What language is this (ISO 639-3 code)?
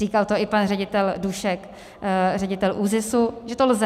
ces